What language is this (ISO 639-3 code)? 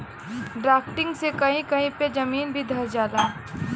bho